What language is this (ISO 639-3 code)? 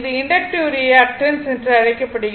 tam